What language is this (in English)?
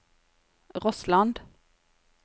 Norwegian